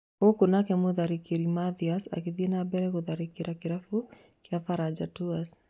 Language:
Kikuyu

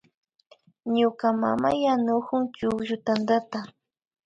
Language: Imbabura Highland Quichua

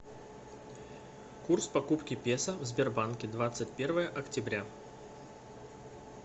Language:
Russian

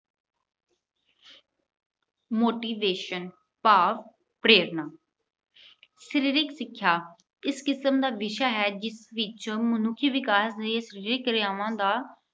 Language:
Punjabi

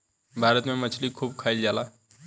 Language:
Bhojpuri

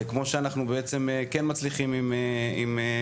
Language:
Hebrew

